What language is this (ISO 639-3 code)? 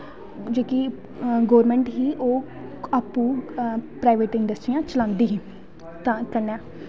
doi